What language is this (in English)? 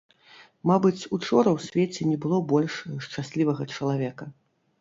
Belarusian